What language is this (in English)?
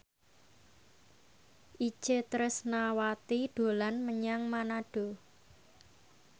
Javanese